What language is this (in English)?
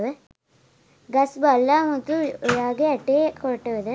Sinhala